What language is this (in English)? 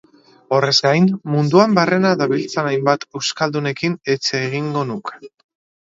Basque